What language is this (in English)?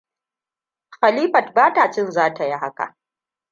Hausa